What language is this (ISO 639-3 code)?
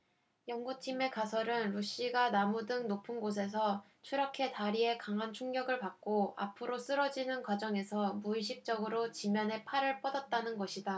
kor